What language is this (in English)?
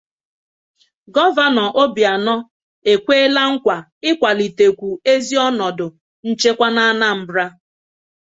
Igbo